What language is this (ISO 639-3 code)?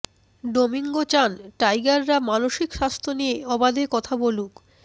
ben